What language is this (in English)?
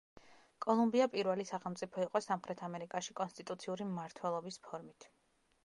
Georgian